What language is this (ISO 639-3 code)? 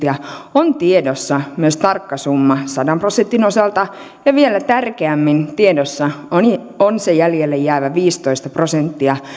fin